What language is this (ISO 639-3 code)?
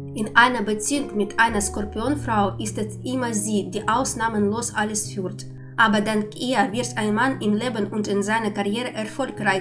deu